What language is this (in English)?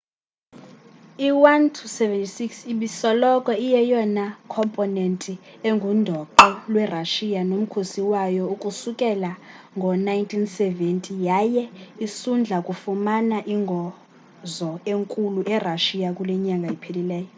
Xhosa